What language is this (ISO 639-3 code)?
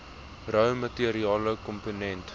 afr